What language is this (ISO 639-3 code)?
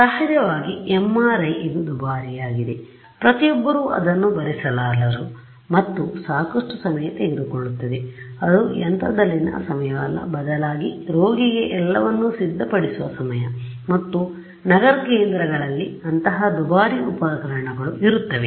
kan